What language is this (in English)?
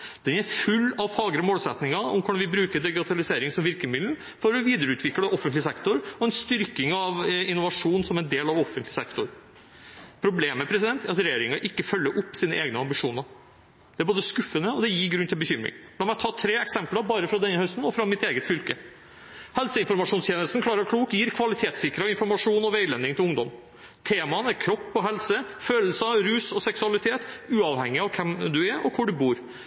Norwegian Bokmål